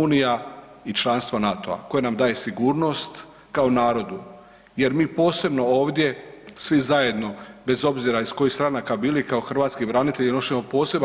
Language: Croatian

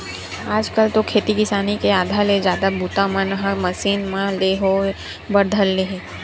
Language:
Chhattisgarhi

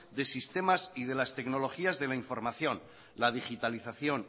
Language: Spanish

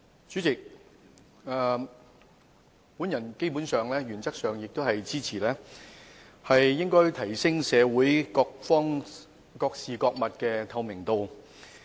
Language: Cantonese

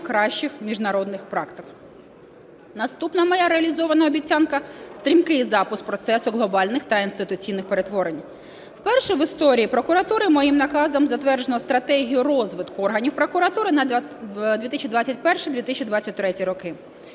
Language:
Ukrainian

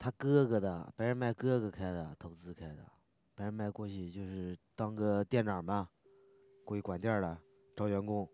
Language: Chinese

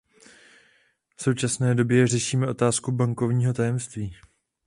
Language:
Czech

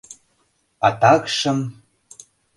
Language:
Mari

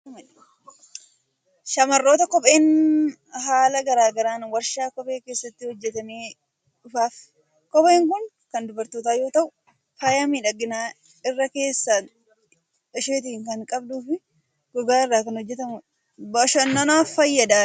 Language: Oromo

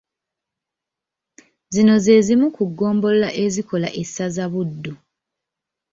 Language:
Ganda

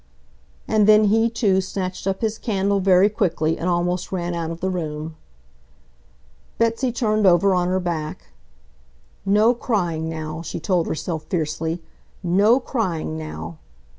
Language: English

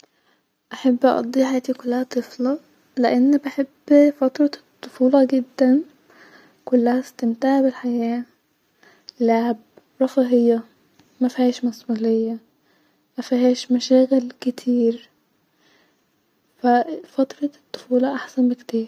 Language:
Egyptian Arabic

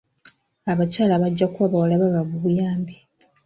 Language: Ganda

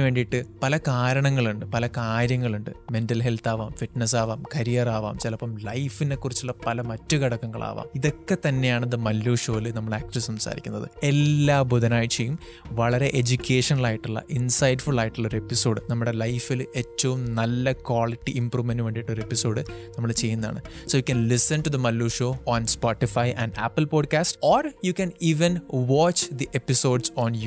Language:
Malayalam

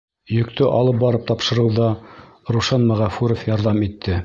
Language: Bashkir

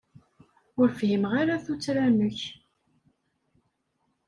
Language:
Kabyle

